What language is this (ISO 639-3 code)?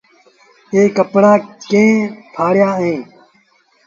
sbn